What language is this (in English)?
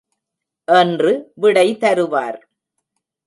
Tamil